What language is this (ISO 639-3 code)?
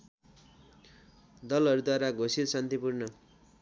nep